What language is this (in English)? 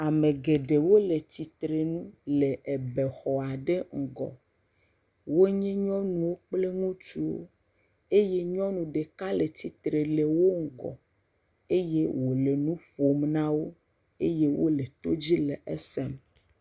Ewe